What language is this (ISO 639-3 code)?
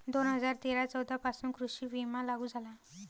mar